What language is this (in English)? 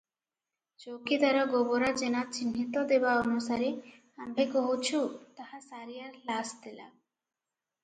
Odia